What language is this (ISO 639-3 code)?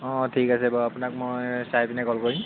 asm